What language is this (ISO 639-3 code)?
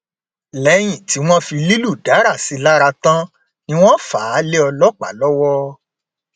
yor